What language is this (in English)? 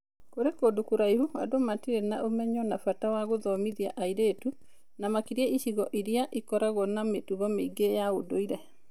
Kikuyu